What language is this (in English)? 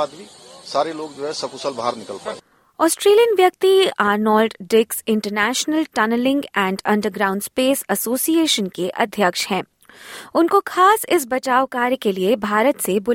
Hindi